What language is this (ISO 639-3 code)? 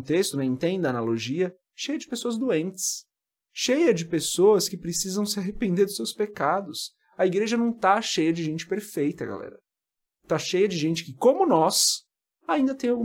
por